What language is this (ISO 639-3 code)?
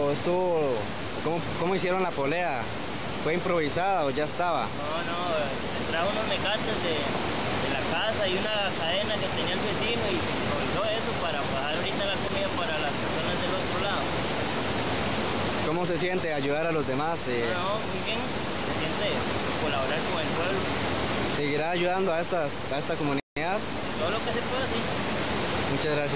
spa